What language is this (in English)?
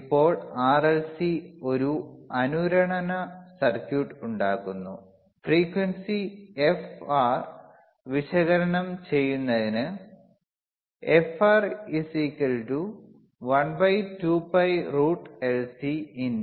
Malayalam